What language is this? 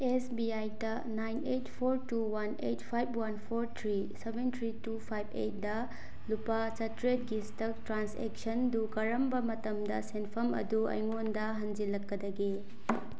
Manipuri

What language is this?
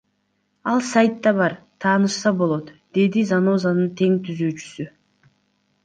Kyrgyz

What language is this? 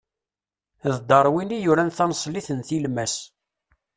Kabyle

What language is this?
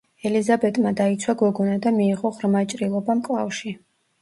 Georgian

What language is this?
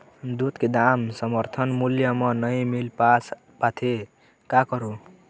Chhattisgarhi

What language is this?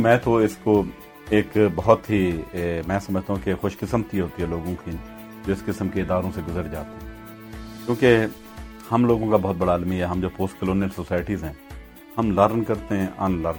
Urdu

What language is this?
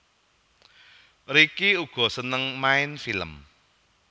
Javanese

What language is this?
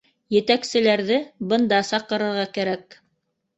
Bashkir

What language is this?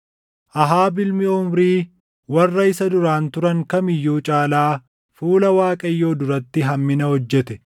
Oromo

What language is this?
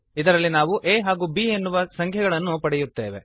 Kannada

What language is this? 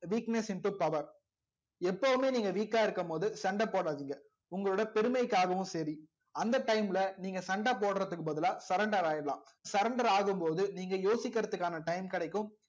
Tamil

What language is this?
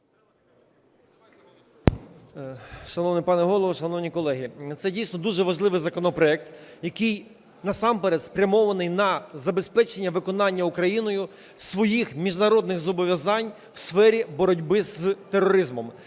Ukrainian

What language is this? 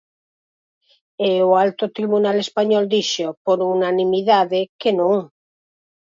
Galician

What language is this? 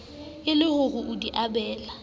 Southern Sotho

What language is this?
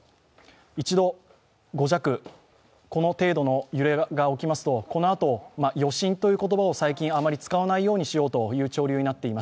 Japanese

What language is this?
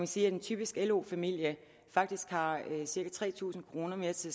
Danish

